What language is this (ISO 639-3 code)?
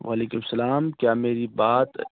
urd